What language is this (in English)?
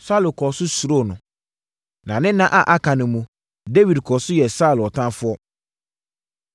Akan